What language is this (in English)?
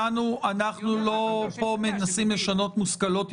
Hebrew